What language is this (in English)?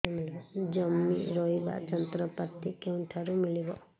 Odia